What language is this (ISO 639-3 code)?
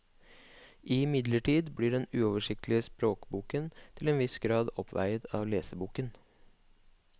nor